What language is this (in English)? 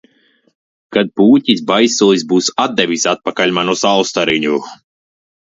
Latvian